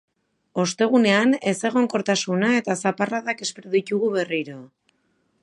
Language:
Basque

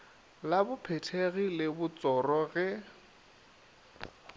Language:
Northern Sotho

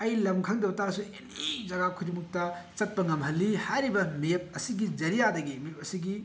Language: Manipuri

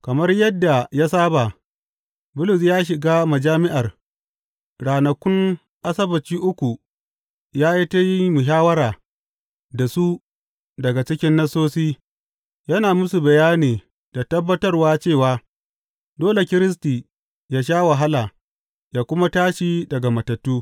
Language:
Hausa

